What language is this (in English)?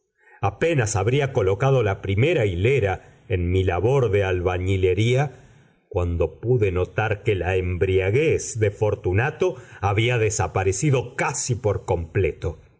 Spanish